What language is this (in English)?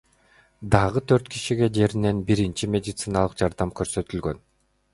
Kyrgyz